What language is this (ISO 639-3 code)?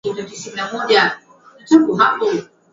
swa